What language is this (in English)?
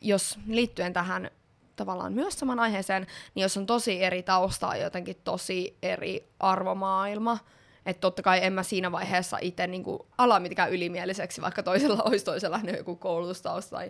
Finnish